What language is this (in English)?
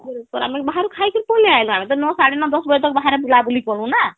Odia